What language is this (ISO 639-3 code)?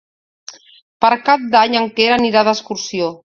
cat